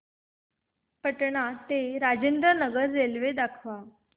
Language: Marathi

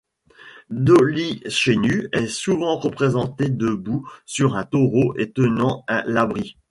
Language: French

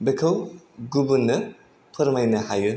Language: Bodo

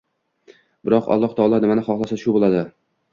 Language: Uzbek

